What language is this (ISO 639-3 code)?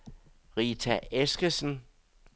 dan